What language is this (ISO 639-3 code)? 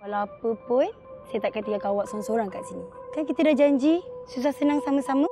msa